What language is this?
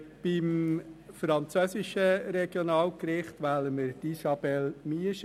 Swiss German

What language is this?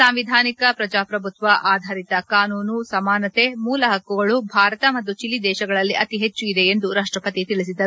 Kannada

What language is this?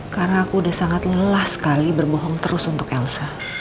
Indonesian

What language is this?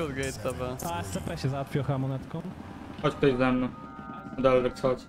Polish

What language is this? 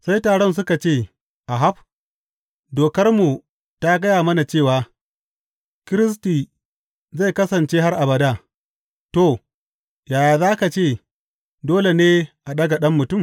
Hausa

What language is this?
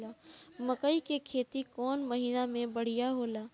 Bhojpuri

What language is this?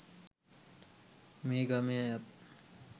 Sinhala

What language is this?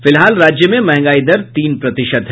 Hindi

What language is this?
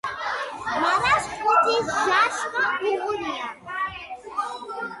Georgian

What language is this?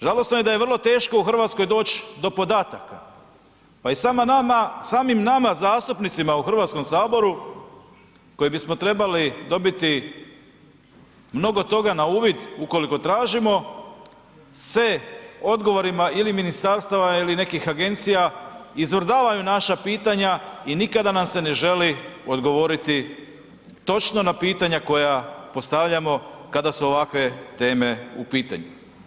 Croatian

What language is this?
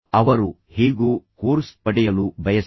Kannada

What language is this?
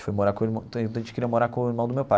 Portuguese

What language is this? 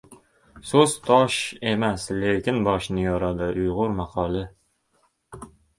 Uzbek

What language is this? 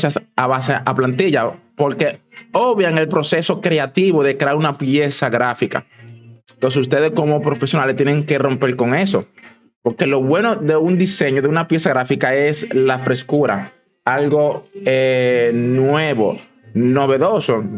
Spanish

